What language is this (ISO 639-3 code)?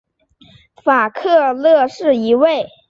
zho